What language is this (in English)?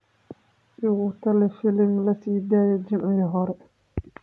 Somali